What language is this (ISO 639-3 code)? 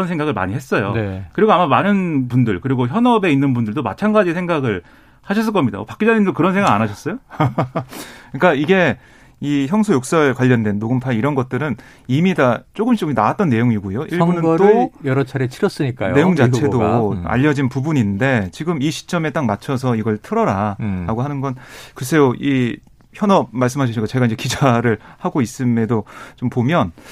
kor